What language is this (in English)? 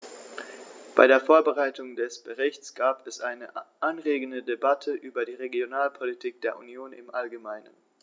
German